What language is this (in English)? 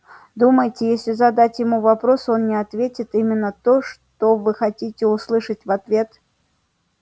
Russian